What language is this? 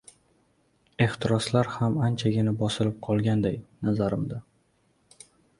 Uzbek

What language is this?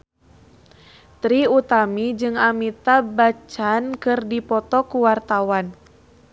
Sundanese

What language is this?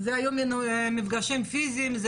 Hebrew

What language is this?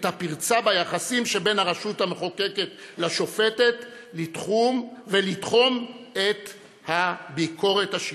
Hebrew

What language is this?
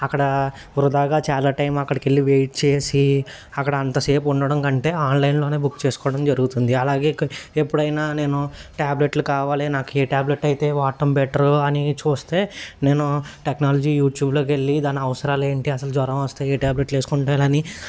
Telugu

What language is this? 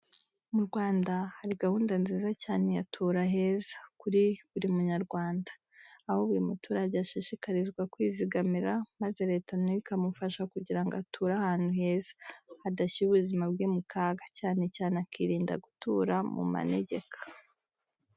Kinyarwanda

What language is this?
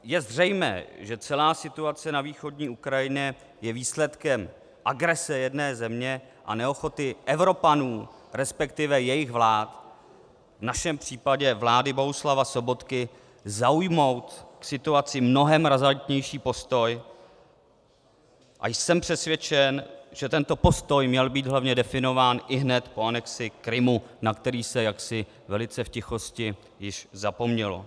Czech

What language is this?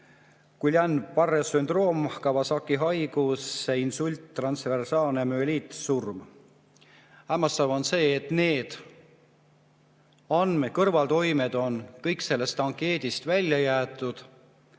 Estonian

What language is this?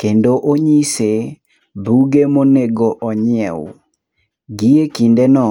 Luo (Kenya and Tanzania)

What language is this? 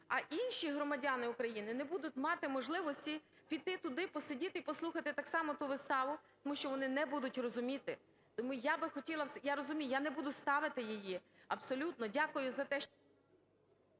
Ukrainian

